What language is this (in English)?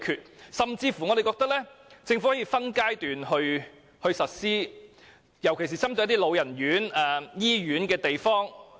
Cantonese